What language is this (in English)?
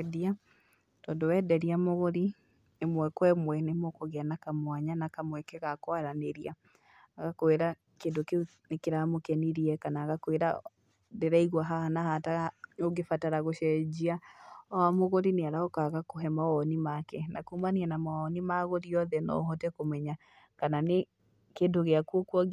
Kikuyu